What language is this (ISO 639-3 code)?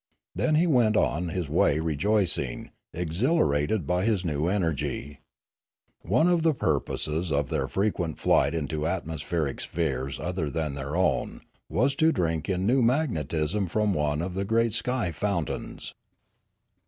eng